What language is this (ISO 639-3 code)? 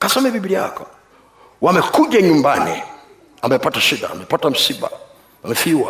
swa